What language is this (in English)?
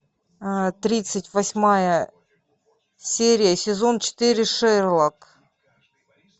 Russian